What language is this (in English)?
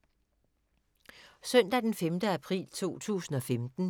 Danish